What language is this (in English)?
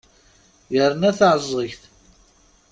Kabyle